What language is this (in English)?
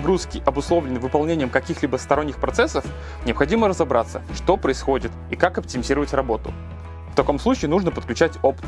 Russian